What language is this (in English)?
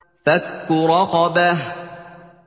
Arabic